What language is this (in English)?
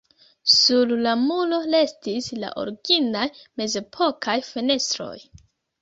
Esperanto